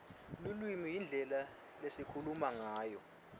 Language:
Swati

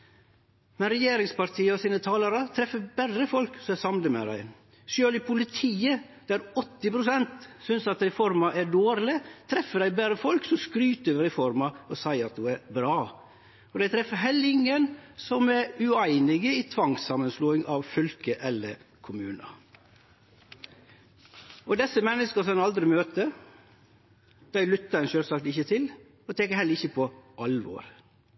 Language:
Norwegian Nynorsk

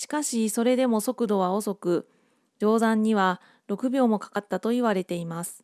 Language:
Japanese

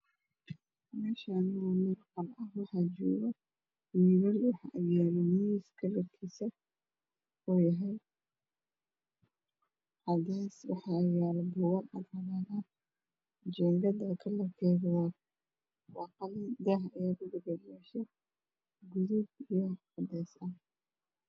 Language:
Somali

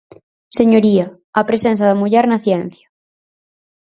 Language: Galician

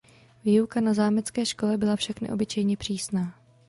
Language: Czech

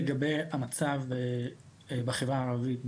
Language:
Hebrew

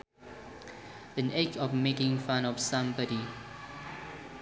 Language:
Sundanese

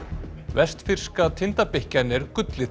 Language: Icelandic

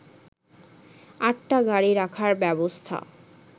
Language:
Bangla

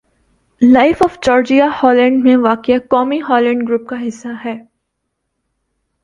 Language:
Urdu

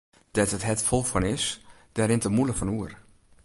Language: Western Frisian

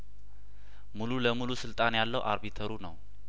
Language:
Amharic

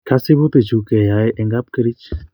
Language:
Kalenjin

